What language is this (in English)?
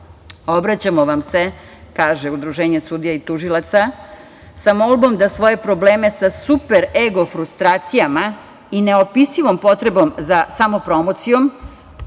Serbian